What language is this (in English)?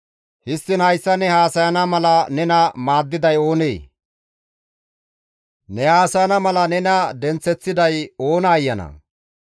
Gamo